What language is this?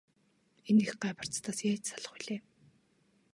Mongolian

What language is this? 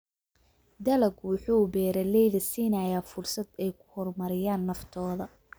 Somali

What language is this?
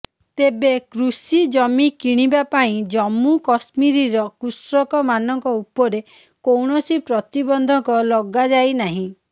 Odia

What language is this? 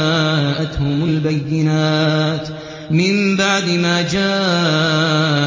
Arabic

